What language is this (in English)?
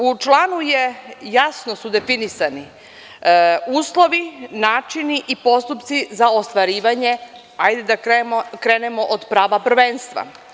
Serbian